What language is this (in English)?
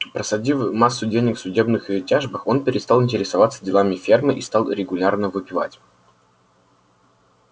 Russian